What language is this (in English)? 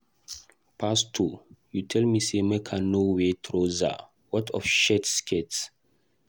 Nigerian Pidgin